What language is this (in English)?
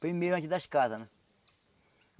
Portuguese